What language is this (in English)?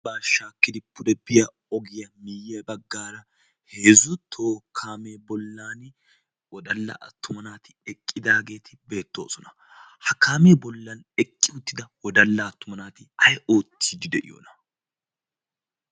Wolaytta